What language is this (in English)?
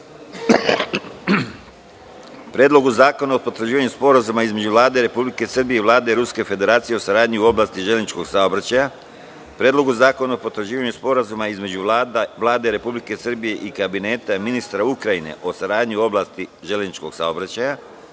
Serbian